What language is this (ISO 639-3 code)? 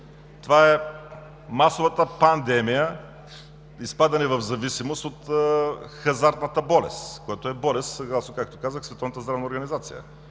bul